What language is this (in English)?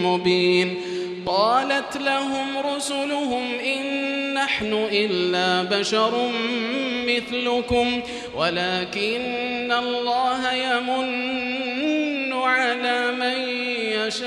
Arabic